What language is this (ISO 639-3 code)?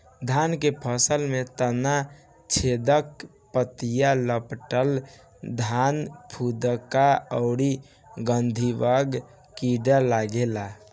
bho